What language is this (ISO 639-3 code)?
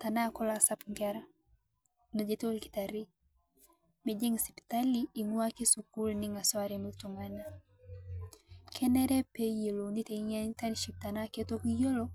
mas